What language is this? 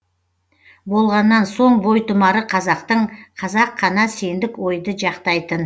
Kazakh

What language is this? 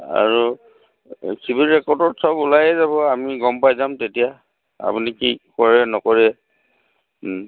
Assamese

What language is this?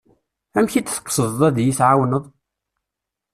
Kabyle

